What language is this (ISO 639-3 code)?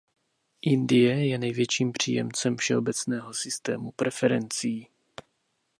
ces